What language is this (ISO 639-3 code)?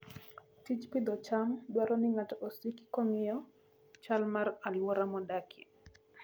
luo